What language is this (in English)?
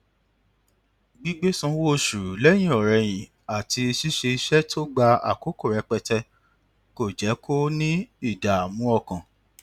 Yoruba